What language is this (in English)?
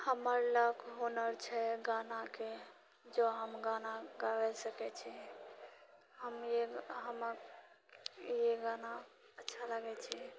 Maithili